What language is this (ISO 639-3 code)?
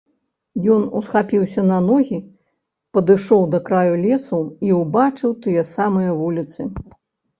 bel